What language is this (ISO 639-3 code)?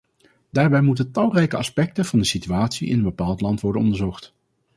nld